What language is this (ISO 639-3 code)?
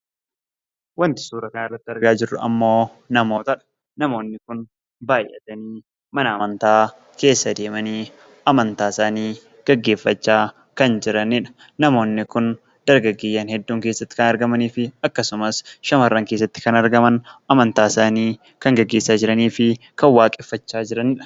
orm